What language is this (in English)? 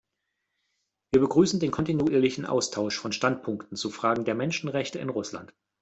German